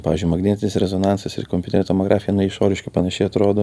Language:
Lithuanian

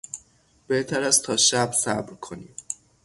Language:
Persian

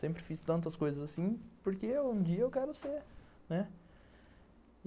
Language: Portuguese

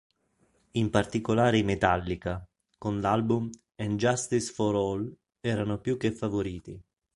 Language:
Italian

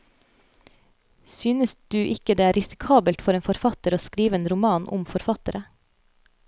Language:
Norwegian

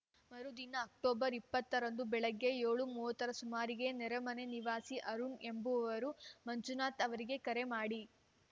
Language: Kannada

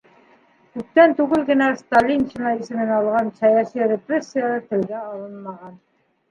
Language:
Bashkir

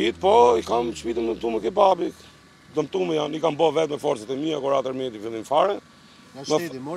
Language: Romanian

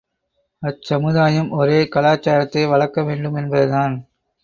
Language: Tamil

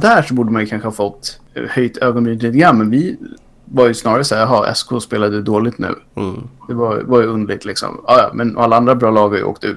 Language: Swedish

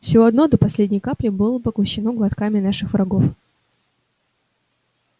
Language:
Russian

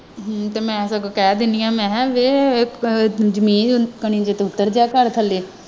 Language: Punjabi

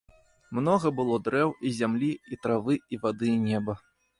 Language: Belarusian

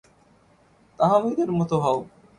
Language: Bangla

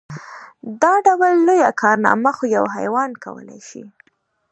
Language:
Pashto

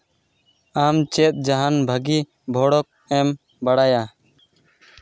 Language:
Santali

